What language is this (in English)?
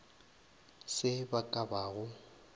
Northern Sotho